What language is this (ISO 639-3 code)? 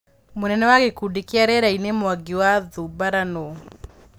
kik